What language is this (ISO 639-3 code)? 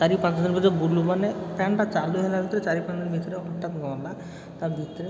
ori